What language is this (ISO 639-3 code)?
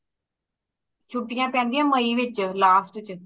pan